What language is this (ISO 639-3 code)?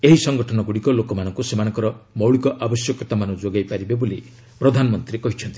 ori